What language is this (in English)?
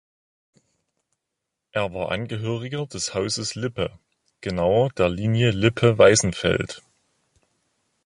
German